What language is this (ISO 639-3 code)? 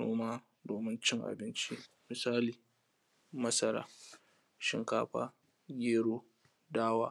hau